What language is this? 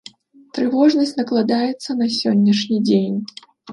Belarusian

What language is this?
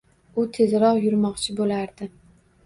Uzbek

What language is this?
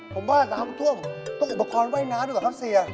Thai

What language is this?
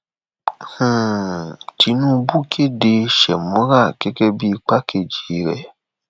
Yoruba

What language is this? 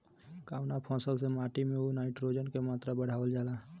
Bhojpuri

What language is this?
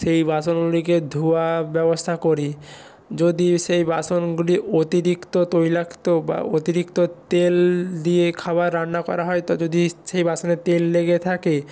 Bangla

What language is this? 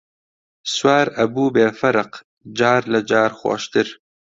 Central Kurdish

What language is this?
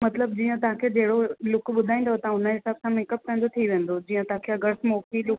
Sindhi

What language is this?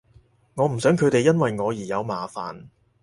Cantonese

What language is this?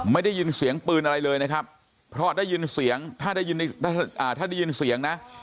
Thai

